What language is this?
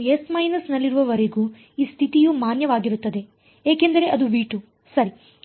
Kannada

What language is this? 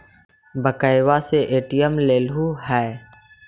Magahi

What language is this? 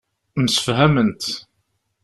Kabyle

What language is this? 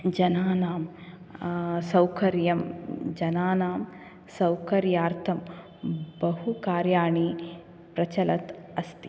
Sanskrit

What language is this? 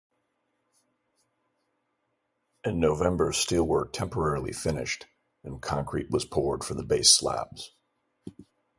English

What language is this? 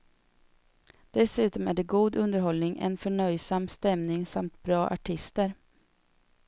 Swedish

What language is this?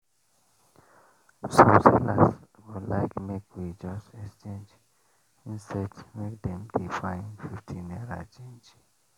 Nigerian Pidgin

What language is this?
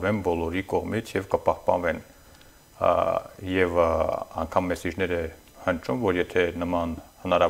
Romanian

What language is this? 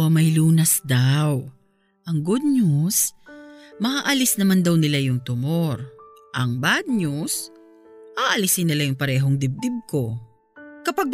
Filipino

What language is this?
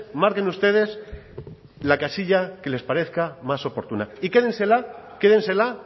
Spanish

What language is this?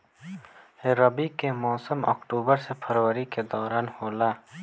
Bhojpuri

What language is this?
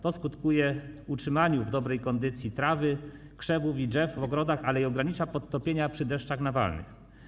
Polish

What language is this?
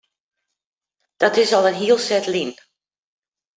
Western Frisian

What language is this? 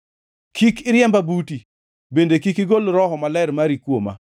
Luo (Kenya and Tanzania)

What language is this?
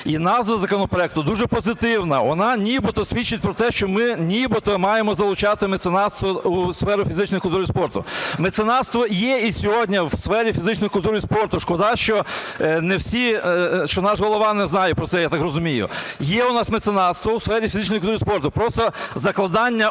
Ukrainian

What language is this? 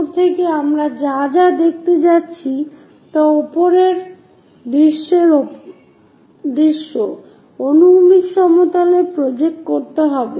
Bangla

